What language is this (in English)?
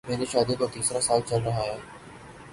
Urdu